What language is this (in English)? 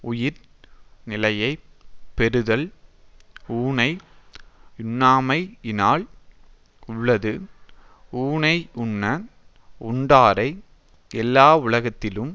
Tamil